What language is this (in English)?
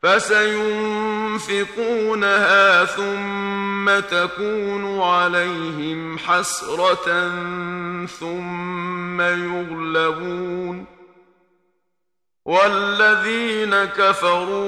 Arabic